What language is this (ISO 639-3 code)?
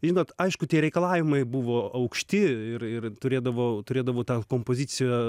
lit